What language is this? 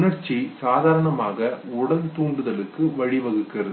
Tamil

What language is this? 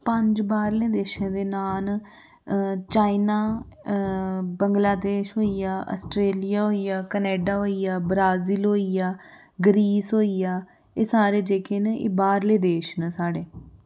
Dogri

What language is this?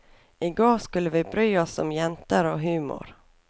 Norwegian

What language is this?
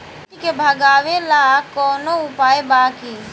Bhojpuri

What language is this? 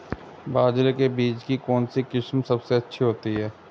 Hindi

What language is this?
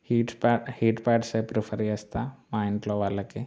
Telugu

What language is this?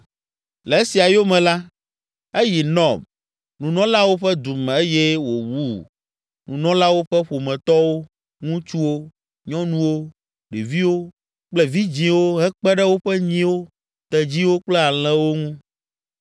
Ewe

